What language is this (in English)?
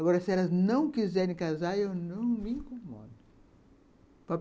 Portuguese